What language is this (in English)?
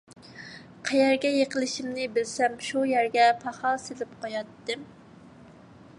Uyghur